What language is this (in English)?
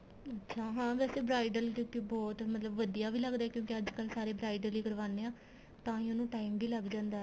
Punjabi